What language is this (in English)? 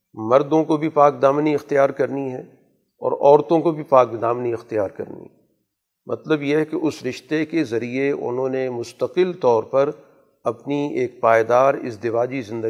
Urdu